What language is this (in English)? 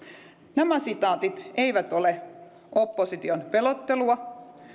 Finnish